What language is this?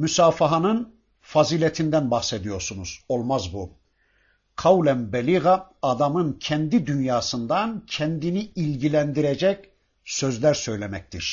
Turkish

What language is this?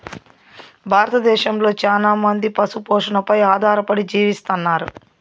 Telugu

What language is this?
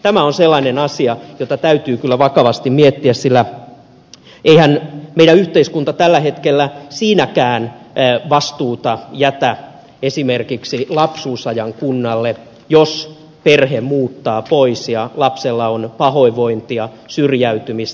Finnish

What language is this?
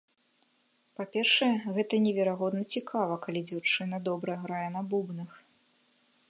Belarusian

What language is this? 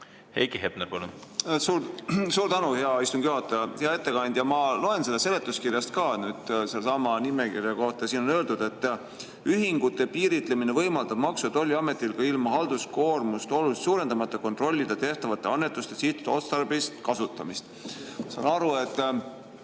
Estonian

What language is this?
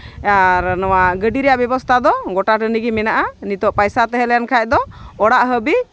Santali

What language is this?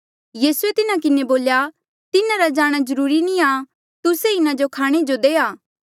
Mandeali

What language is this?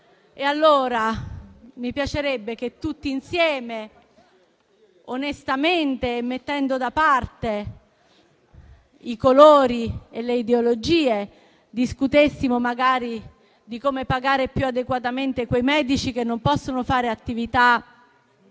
Italian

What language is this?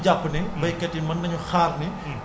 Wolof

